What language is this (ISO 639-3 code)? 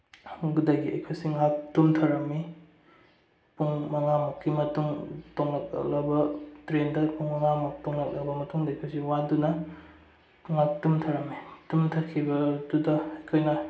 mni